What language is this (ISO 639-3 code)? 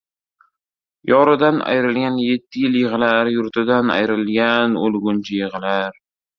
uzb